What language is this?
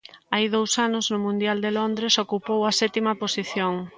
Galician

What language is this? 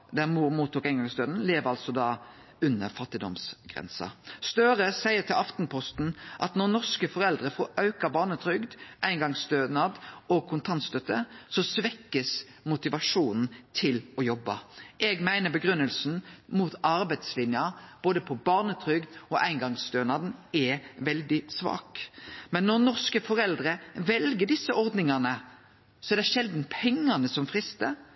Norwegian Nynorsk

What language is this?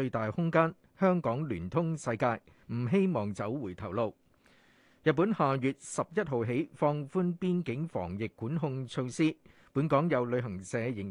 Chinese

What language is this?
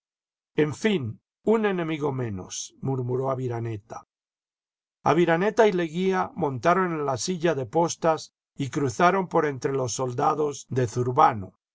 Spanish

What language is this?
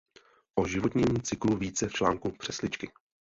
Czech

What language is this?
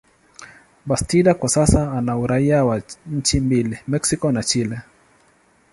Swahili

